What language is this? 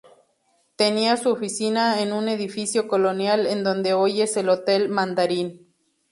Spanish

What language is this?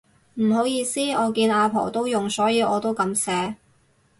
Cantonese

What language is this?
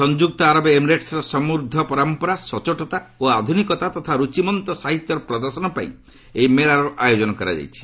Odia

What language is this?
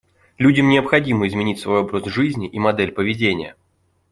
Russian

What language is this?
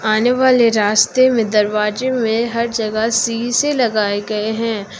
Hindi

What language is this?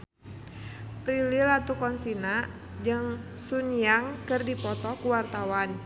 Sundanese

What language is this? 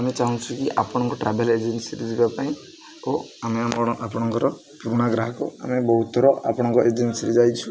Odia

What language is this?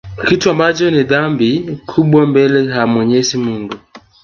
Swahili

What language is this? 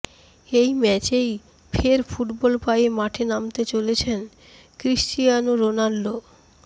Bangla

